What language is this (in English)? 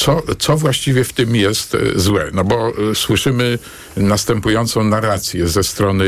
Polish